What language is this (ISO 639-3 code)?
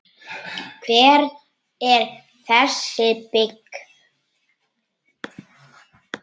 isl